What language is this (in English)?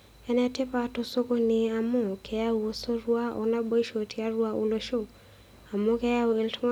Masai